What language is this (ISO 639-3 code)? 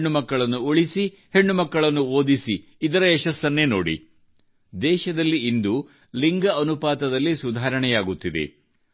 kan